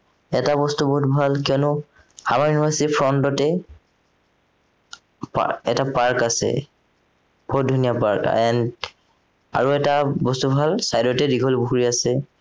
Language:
Assamese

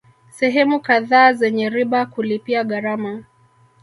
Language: Swahili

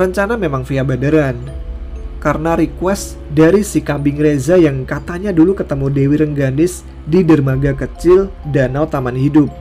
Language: Indonesian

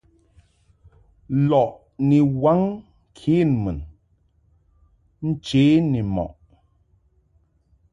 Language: Mungaka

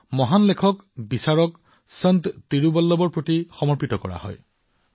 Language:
Assamese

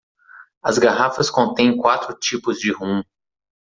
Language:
Portuguese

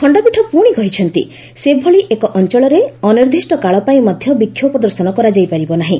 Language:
Odia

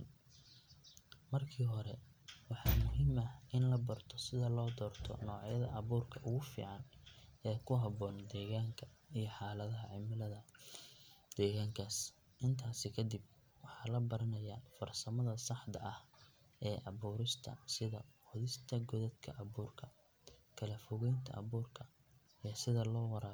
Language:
Somali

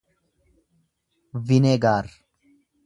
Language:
Oromo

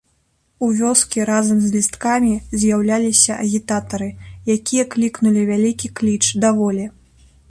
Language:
Belarusian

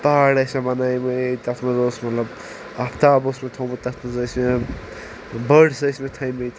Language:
Kashmiri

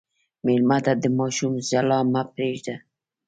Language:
Pashto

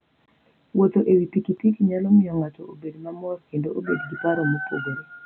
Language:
Luo (Kenya and Tanzania)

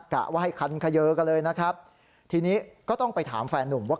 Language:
Thai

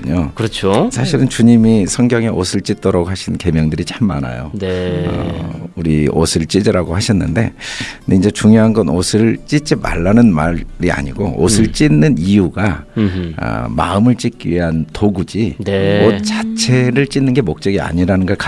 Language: Korean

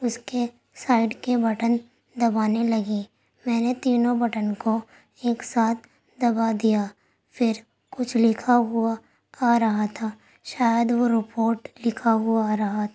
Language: Urdu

